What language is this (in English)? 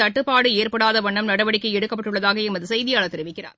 Tamil